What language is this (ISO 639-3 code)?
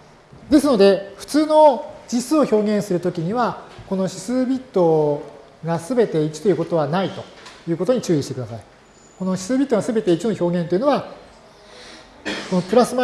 jpn